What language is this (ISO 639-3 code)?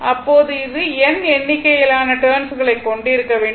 tam